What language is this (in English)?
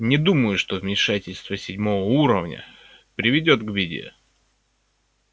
Russian